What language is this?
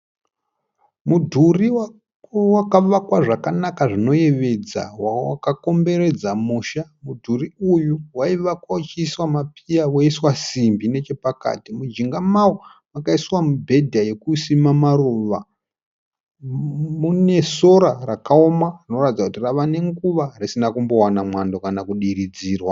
Shona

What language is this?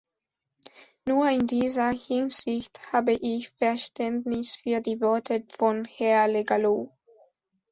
German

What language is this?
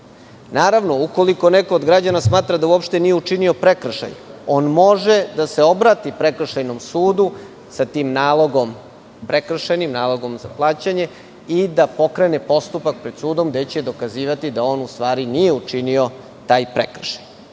Serbian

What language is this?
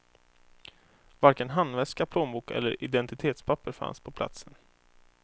Swedish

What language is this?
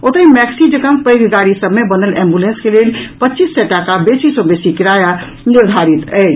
Maithili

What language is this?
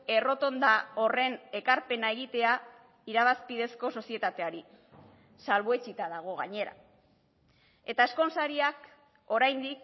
Basque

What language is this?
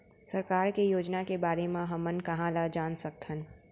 Chhattisgarhi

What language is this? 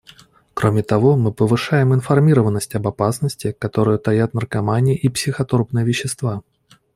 Russian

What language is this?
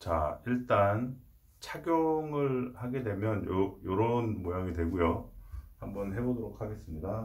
Korean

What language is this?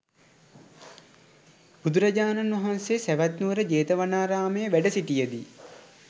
Sinhala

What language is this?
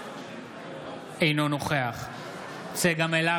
Hebrew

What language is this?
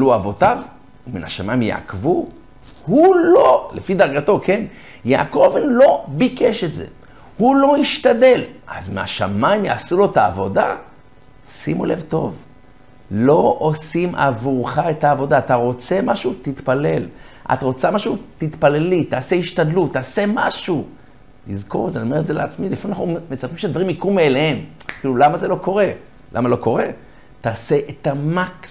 Hebrew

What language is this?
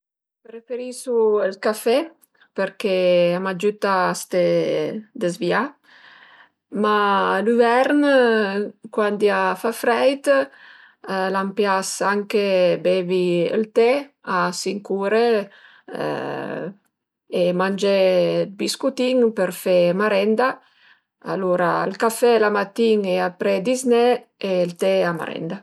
Piedmontese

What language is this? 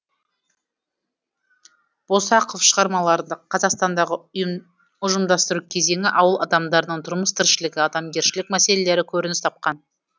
Kazakh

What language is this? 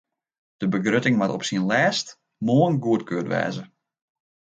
Western Frisian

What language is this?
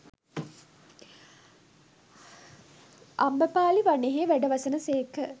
Sinhala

